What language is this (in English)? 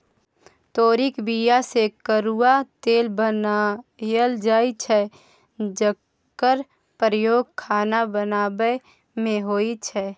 Maithili